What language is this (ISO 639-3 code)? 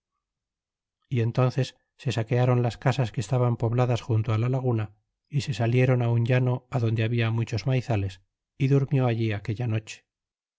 spa